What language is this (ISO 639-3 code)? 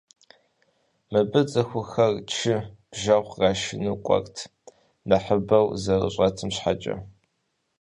kbd